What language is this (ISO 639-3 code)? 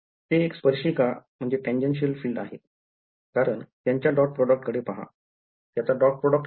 mar